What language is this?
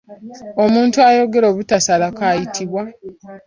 Ganda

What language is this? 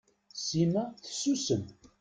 Kabyle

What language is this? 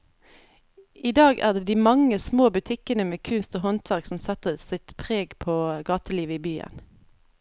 Norwegian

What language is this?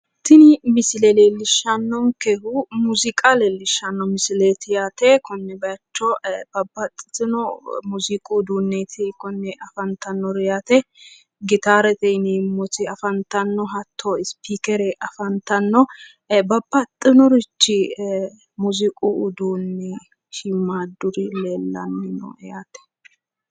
Sidamo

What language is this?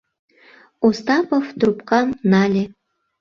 Mari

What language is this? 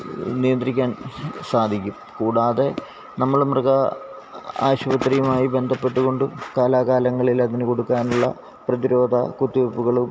Malayalam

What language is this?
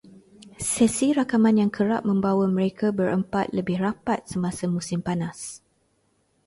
Malay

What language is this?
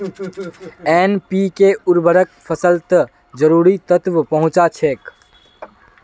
Magahi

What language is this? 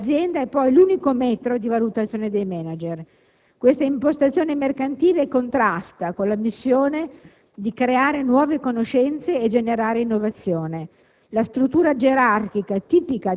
Italian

